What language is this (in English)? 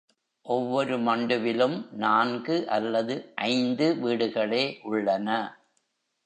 Tamil